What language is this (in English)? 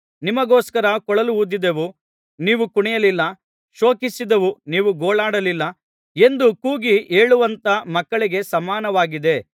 Kannada